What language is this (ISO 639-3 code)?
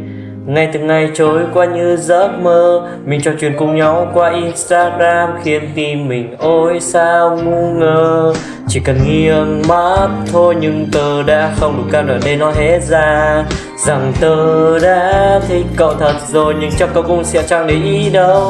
vie